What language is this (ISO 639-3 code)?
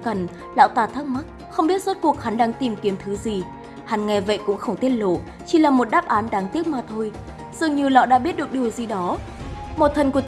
vie